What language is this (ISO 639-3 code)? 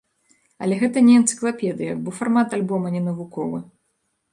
bel